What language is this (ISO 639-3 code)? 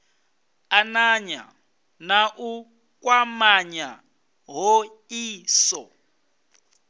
ven